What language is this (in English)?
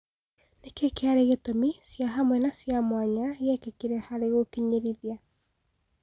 Kikuyu